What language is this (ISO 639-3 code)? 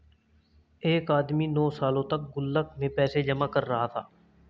hin